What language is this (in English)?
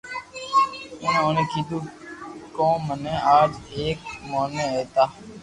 Loarki